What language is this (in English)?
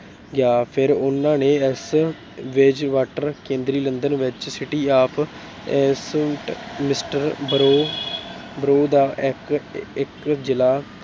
Punjabi